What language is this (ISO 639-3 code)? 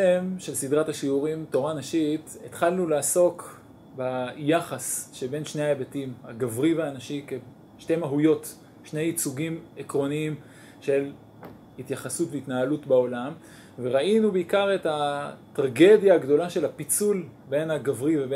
heb